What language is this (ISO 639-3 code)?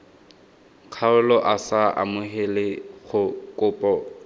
tsn